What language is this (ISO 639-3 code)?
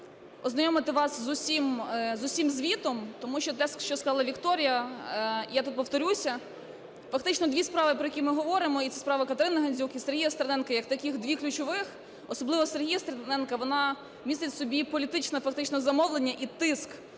ukr